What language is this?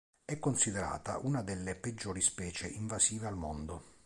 Italian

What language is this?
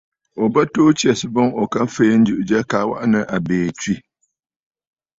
Bafut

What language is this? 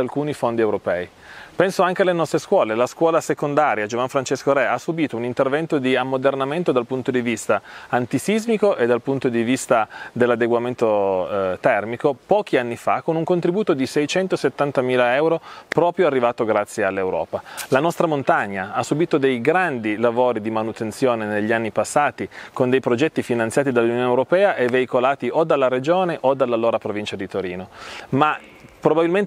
Italian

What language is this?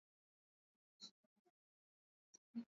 Swahili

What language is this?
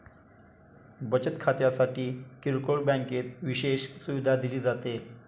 Marathi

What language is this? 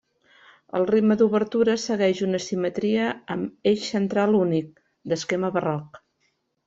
Catalan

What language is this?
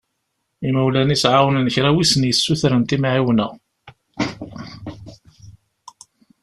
Kabyle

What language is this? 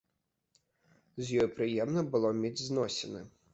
Belarusian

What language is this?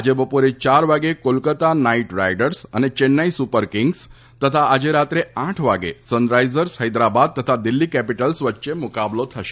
Gujarati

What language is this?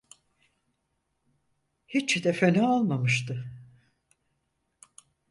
Turkish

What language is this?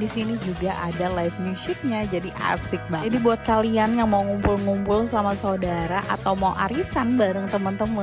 Indonesian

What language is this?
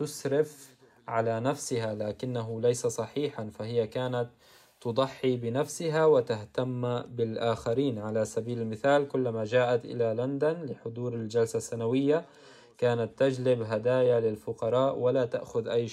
Arabic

